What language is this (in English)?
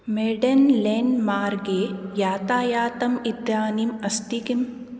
Sanskrit